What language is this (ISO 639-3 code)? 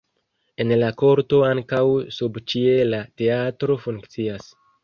epo